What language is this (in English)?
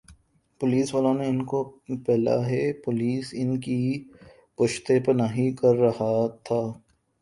Urdu